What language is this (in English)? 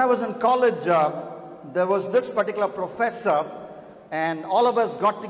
English